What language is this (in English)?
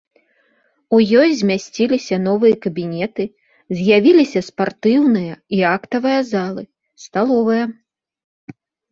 Belarusian